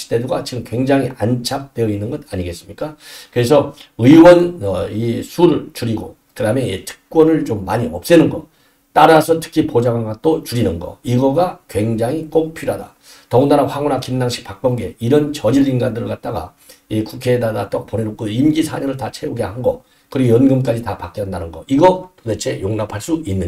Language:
Korean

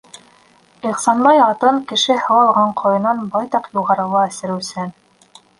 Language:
Bashkir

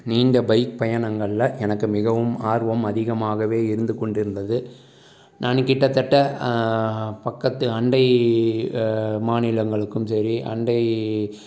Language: Tamil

